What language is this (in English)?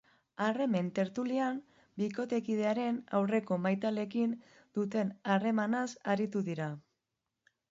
Basque